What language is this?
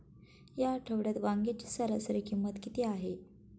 Marathi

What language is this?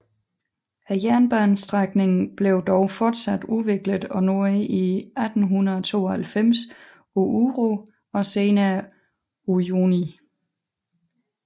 Danish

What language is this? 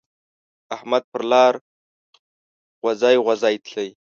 Pashto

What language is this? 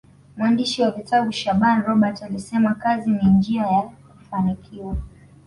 Swahili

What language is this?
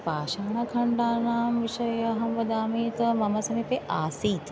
Sanskrit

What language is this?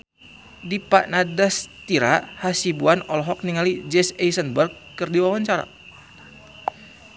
Sundanese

